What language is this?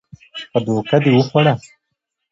Pashto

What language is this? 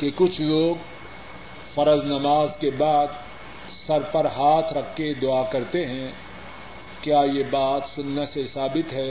Urdu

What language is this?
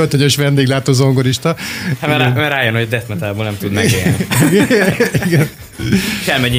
Hungarian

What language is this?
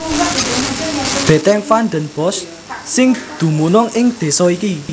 Javanese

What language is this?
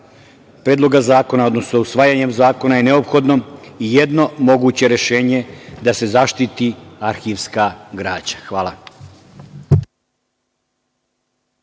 Serbian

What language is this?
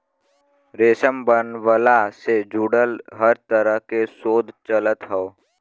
Bhojpuri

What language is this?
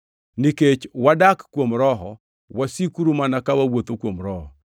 Luo (Kenya and Tanzania)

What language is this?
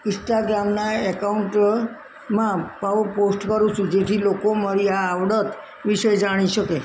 Gujarati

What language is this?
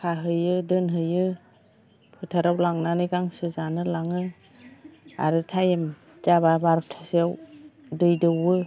Bodo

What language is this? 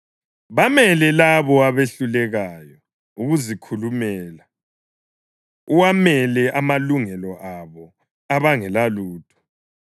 North Ndebele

